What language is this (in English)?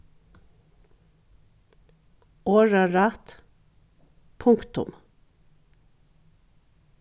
Faroese